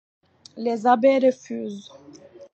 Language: French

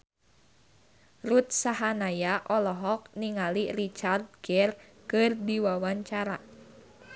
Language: Sundanese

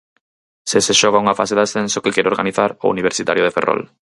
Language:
Galician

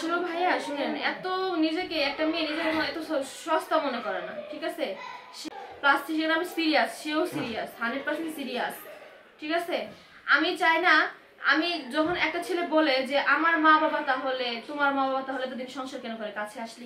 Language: Romanian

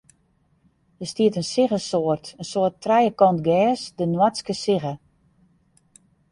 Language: Western Frisian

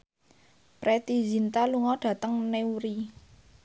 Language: Javanese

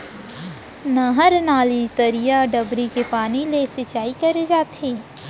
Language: Chhattisgarhi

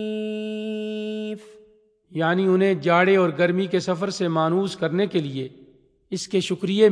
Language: Urdu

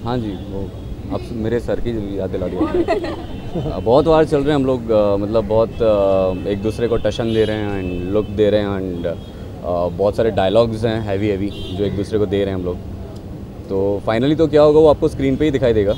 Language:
Hindi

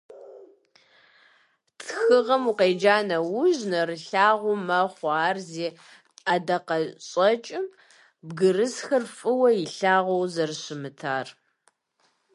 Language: Kabardian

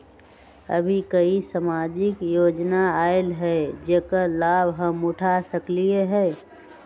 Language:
Magahi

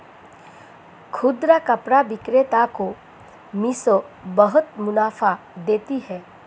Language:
Hindi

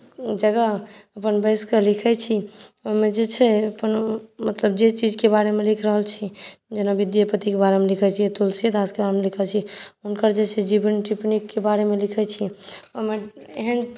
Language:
Maithili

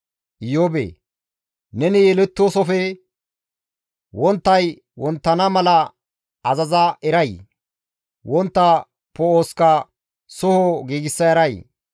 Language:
Gamo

